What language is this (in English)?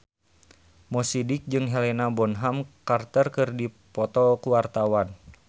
Sundanese